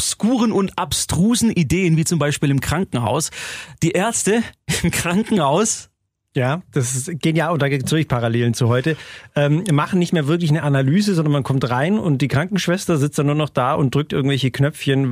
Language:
German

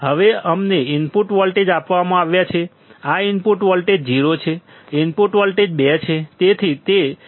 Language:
Gujarati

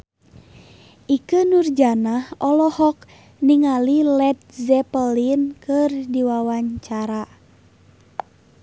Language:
Sundanese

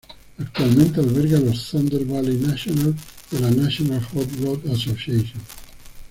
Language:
Spanish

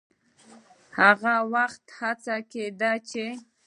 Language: Pashto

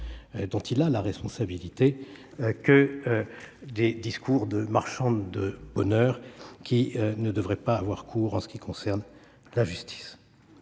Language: French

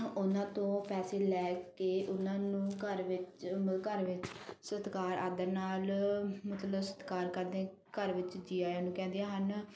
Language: Punjabi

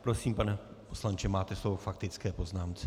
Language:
Czech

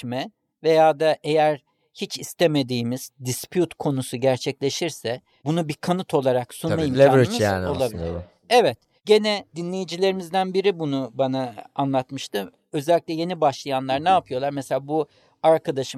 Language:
Turkish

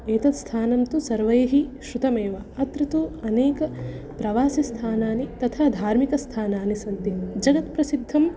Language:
Sanskrit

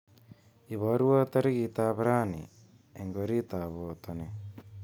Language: Kalenjin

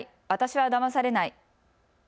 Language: Japanese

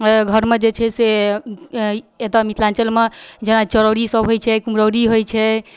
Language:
Maithili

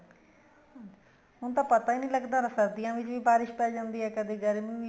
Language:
Punjabi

